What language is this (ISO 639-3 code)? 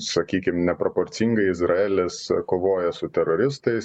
lit